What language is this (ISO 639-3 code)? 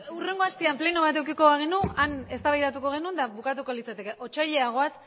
eus